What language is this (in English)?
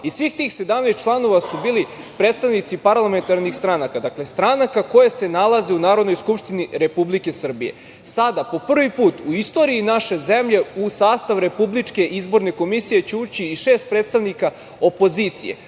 Serbian